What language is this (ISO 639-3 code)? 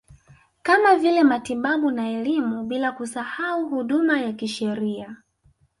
swa